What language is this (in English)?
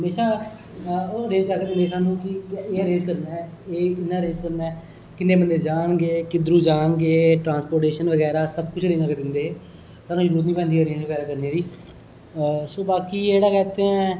Dogri